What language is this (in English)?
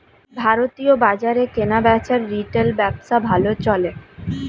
Bangla